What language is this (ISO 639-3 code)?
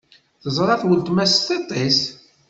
kab